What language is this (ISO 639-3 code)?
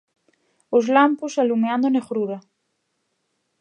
glg